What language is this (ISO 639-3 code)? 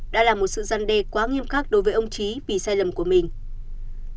vie